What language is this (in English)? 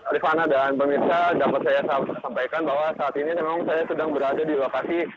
Indonesian